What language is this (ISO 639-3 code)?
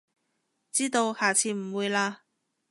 yue